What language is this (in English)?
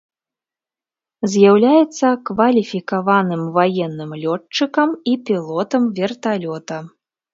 Belarusian